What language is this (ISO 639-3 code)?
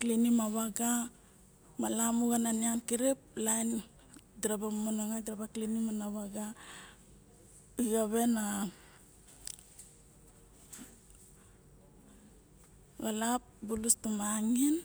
bjk